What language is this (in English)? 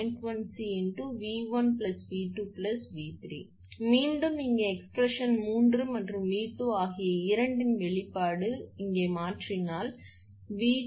Tamil